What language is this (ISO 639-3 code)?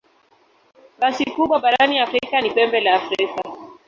swa